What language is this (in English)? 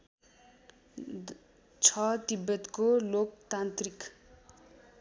Nepali